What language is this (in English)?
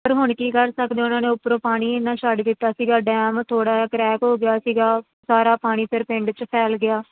Punjabi